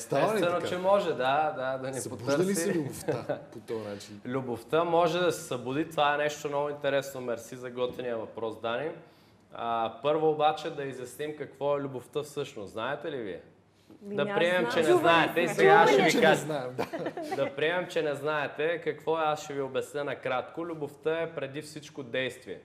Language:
Bulgarian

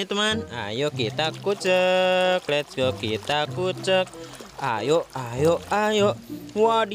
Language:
Indonesian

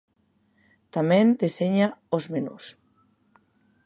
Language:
Galician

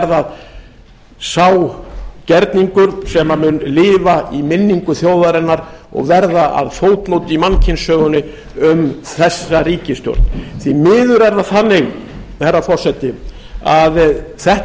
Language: Icelandic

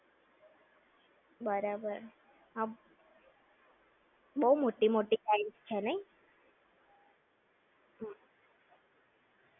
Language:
Gujarati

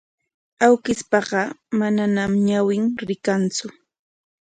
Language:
Corongo Ancash Quechua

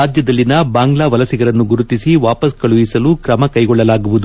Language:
Kannada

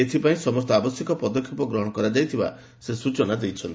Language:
Odia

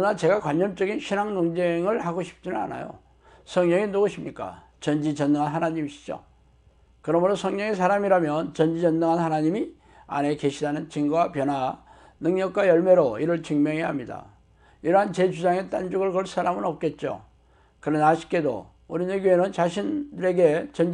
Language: Korean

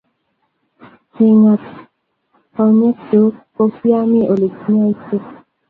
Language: Kalenjin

